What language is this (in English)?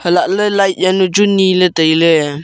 Wancho Naga